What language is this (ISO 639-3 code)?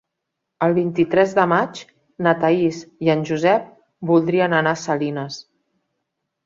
cat